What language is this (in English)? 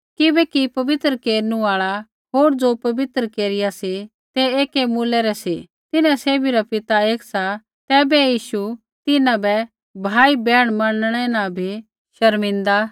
Kullu Pahari